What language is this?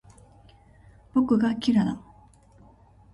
Japanese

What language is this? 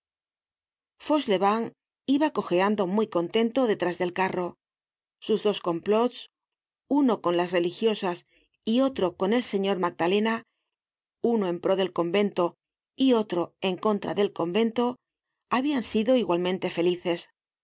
Spanish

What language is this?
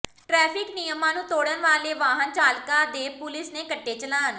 Punjabi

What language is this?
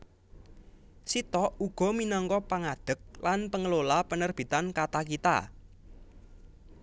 Javanese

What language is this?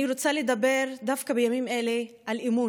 Hebrew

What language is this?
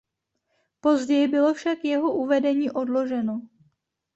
Czech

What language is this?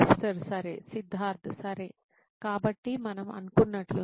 Telugu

